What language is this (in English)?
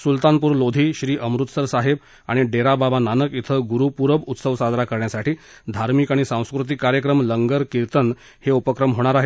Marathi